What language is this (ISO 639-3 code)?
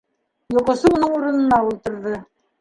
bak